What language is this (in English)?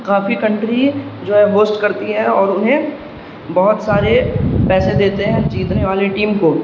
Urdu